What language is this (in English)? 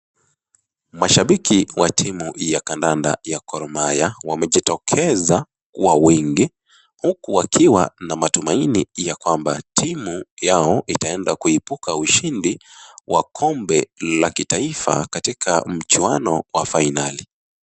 Swahili